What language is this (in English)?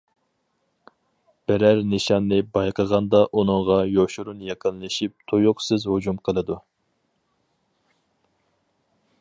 Uyghur